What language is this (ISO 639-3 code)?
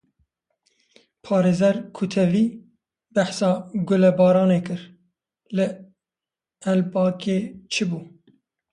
kur